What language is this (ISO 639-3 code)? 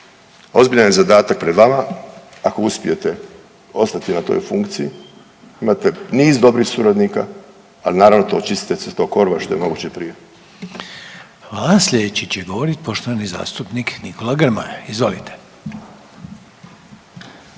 hrv